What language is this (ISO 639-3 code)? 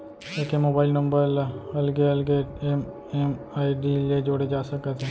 hne